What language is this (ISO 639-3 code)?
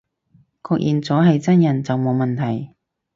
yue